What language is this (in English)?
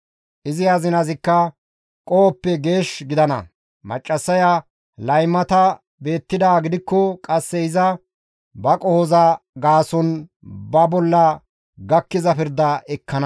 Gamo